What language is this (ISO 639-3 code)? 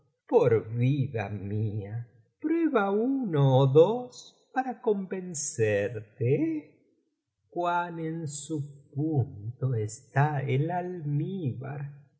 spa